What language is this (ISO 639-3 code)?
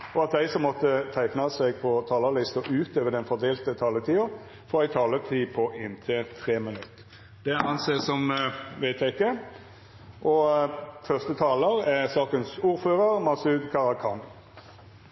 nor